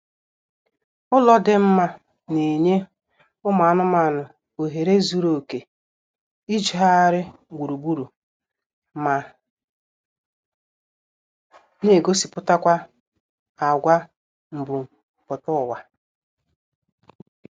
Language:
Igbo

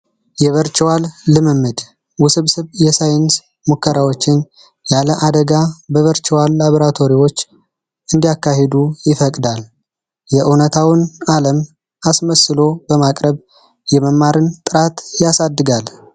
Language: Amharic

